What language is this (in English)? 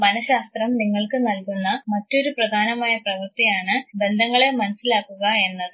Malayalam